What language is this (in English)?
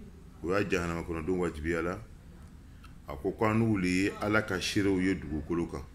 French